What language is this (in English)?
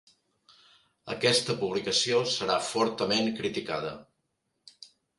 Catalan